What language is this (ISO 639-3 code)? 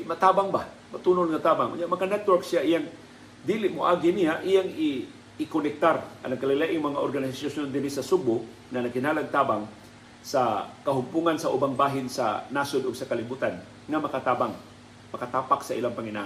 fil